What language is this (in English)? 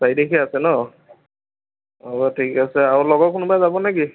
Assamese